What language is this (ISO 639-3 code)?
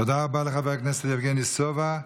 heb